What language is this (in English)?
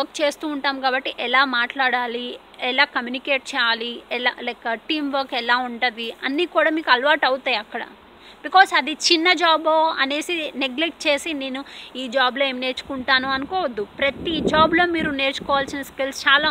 Telugu